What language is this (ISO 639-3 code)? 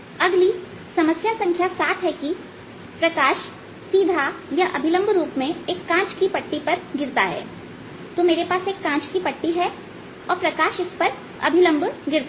hin